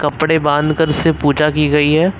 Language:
Hindi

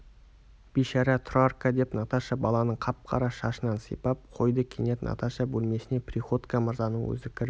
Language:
Kazakh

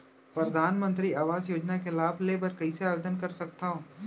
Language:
Chhattisgarhi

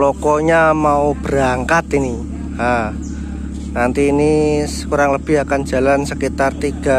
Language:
Indonesian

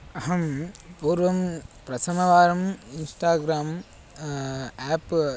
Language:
Sanskrit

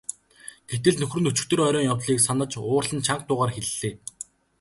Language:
Mongolian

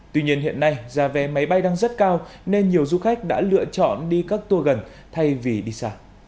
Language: Vietnamese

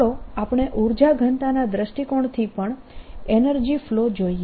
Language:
Gujarati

